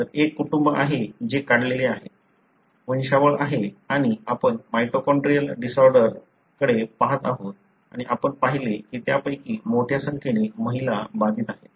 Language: Marathi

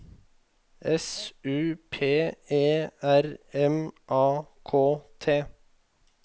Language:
Norwegian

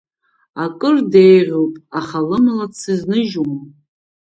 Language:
Abkhazian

